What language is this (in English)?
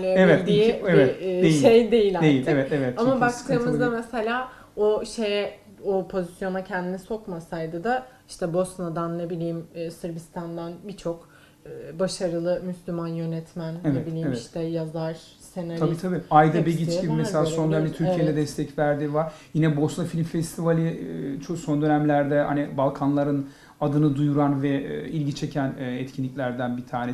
Turkish